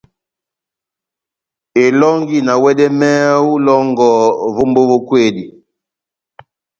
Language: Batanga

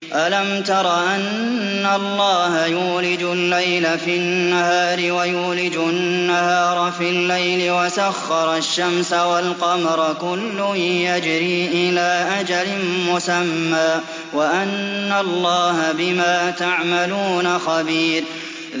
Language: Arabic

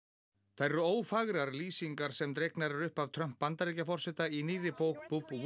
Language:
Icelandic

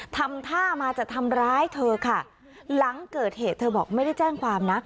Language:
Thai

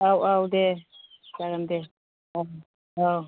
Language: Bodo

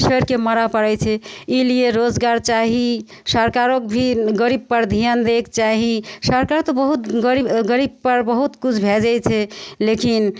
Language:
Maithili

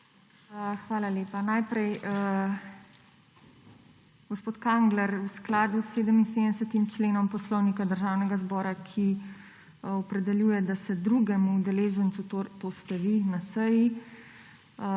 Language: Slovenian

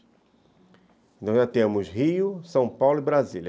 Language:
Portuguese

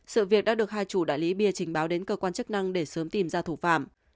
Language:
Vietnamese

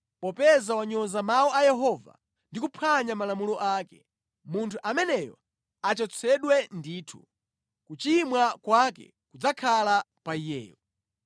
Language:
Nyanja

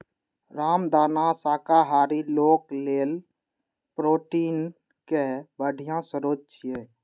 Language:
Maithili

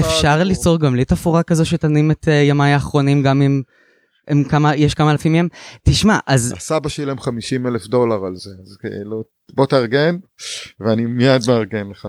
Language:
Hebrew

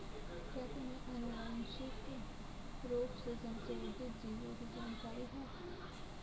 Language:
Hindi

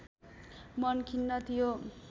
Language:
Nepali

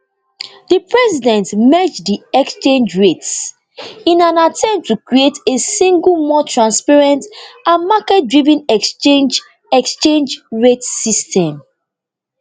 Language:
Nigerian Pidgin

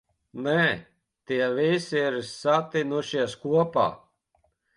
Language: Latvian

